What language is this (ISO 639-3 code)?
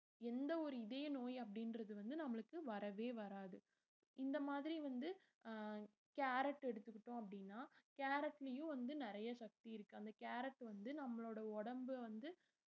tam